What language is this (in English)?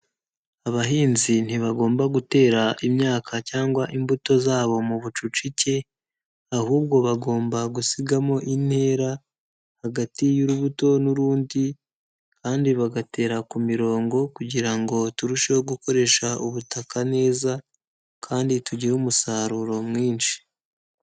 Kinyarwanda